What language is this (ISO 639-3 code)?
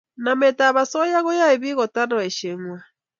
kln